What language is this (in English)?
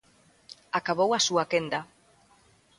Galician